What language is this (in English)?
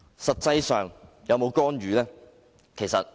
Cantonese